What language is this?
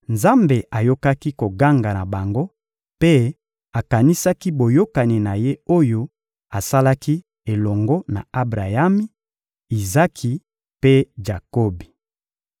Lingala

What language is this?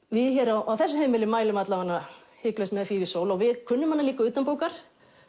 Icelandic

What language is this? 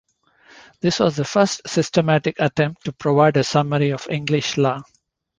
English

